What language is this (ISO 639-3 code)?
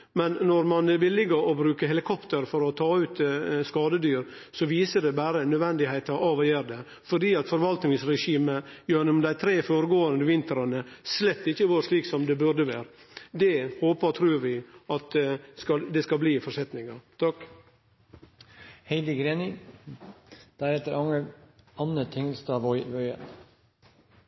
nno